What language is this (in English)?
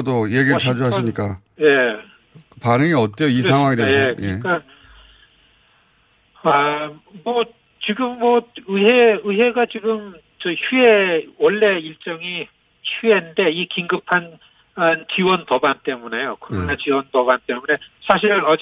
Korean